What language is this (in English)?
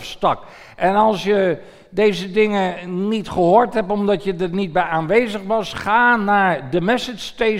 Dutch